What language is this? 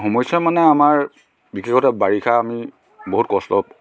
Assamese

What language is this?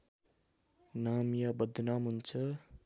Nepali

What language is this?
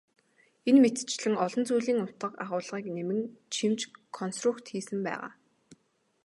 Mongolian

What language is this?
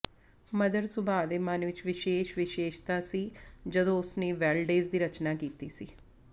Punjabi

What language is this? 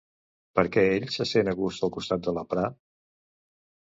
Catalan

